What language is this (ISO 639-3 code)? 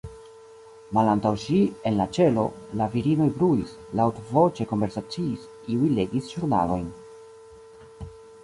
epo